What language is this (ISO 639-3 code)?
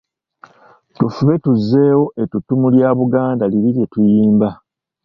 lug